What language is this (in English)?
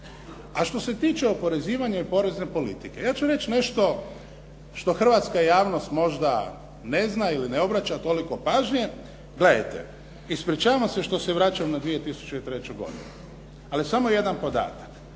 Croatian